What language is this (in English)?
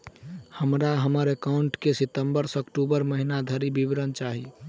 Maithili